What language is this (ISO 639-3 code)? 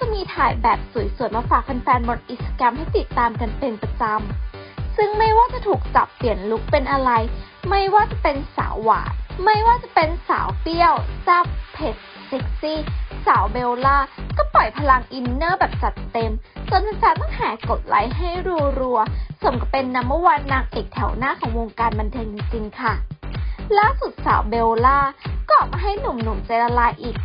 tha